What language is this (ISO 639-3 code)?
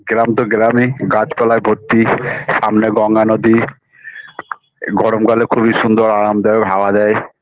ben